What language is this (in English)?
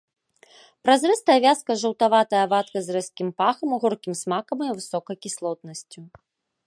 Belarusian